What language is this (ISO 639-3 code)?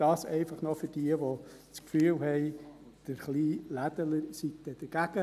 gsw